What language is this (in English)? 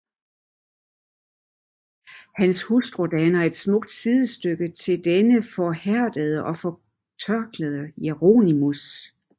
Danish